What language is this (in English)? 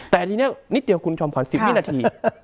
Thai